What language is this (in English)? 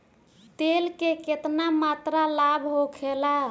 Bhojpuri